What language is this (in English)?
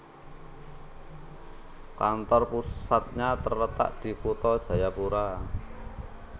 Javanese